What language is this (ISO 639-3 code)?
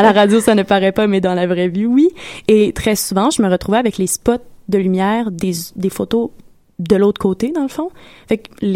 fra